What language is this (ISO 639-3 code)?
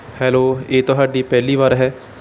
pan